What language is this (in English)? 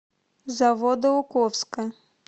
Russian